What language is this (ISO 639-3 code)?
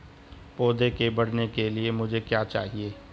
hin